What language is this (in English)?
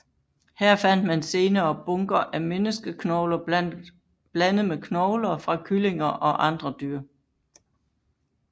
Danish